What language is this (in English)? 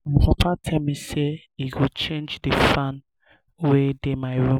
Nigerian Pidgin